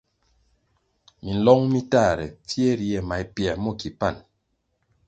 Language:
Kwasio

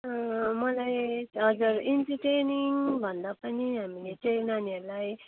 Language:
Nepali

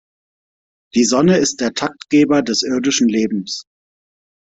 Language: German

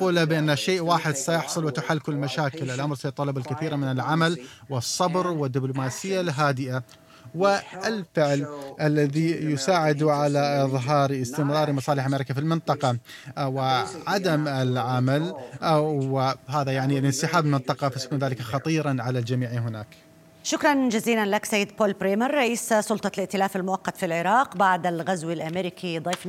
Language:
Arabic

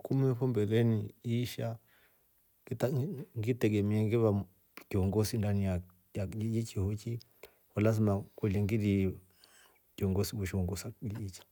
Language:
Rombo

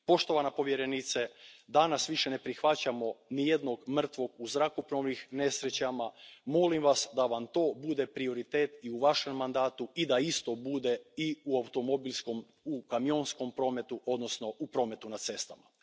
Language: Croatian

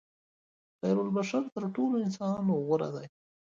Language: Pashto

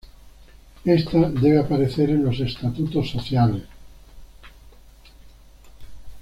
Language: Spanish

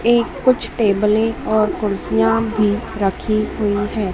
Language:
Hindi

